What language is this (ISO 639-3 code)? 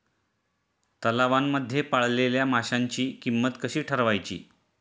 mar